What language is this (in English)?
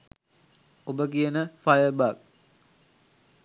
Sinhala